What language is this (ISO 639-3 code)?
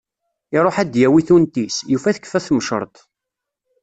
kab